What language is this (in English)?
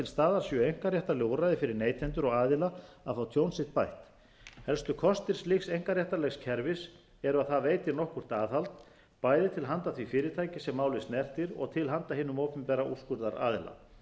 Icelandic